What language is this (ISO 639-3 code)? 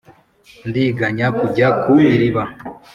kin